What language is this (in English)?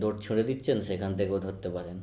Bangla